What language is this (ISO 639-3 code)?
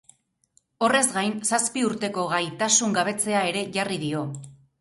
eus